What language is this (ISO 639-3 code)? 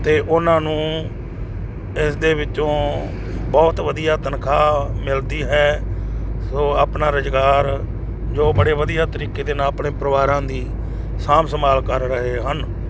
pan